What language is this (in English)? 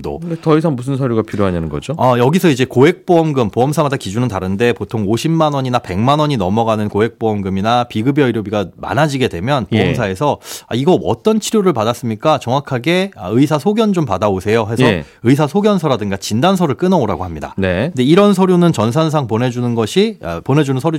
Korean